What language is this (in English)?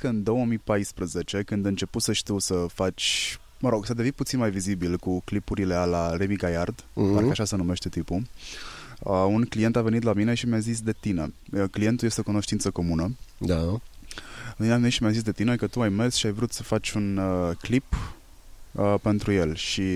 Romanian